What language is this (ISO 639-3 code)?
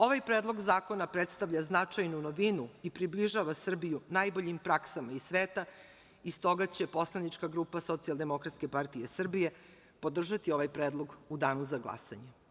srp